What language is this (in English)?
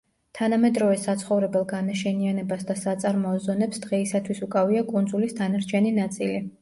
Georgian